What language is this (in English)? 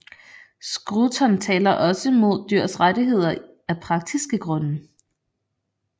Danish